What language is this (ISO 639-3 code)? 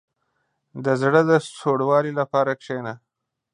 pus